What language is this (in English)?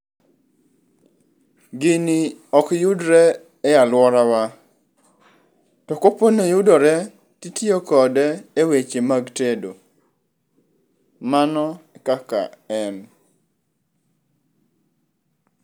Luo (Kenya and Tanzania)